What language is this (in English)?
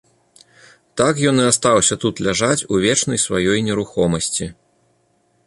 Belarusian